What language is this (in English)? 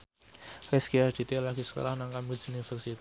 Javanese